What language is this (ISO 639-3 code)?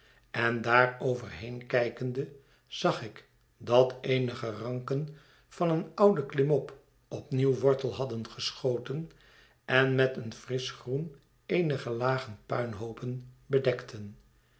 nld